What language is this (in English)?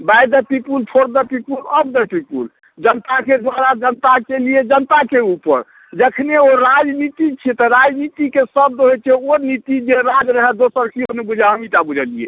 Maithili